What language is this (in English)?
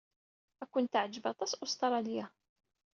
Kabyle